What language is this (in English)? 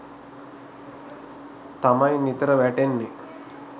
Sinhala